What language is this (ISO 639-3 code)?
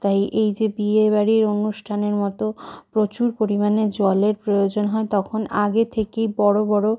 ben